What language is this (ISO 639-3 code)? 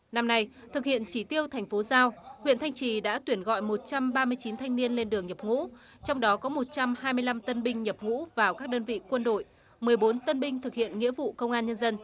vie